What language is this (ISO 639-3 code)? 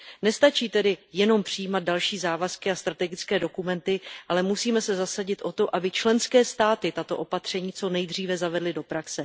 ces